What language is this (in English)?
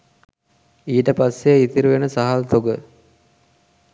Sinhala